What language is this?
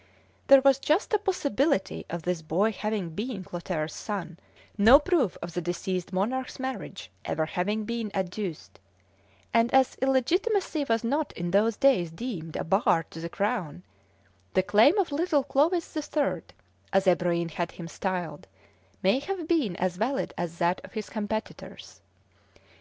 English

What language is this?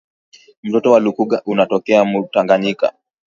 Swahili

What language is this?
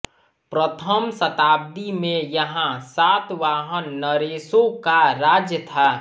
Hindi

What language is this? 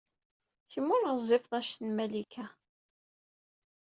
Kabyle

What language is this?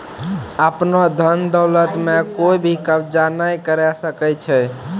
Maithili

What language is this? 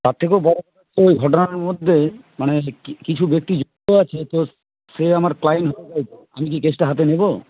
Bangla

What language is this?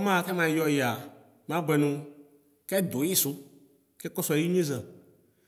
Ikposo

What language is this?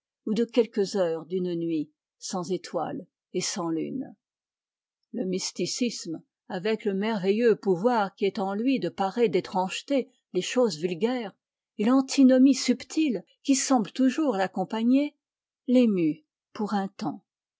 French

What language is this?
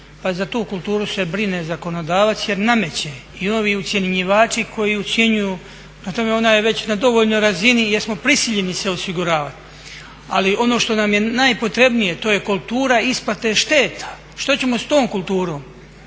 Croatian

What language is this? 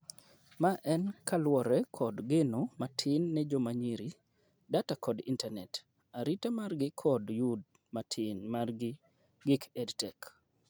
Luo (Kenya and Tanzania)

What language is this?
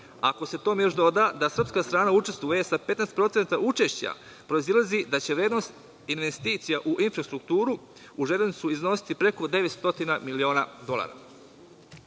Serbian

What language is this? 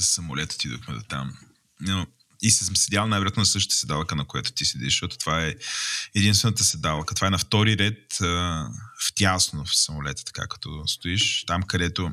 Bulgarian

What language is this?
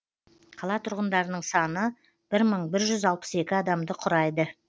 Kazakh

